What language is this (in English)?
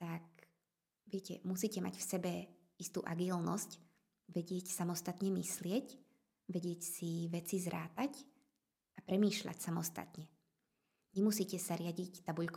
Slovak